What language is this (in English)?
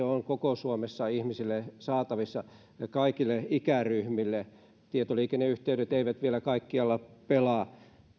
Finnish